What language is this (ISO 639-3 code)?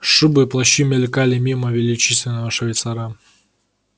rus